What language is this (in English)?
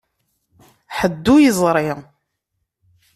Kabyle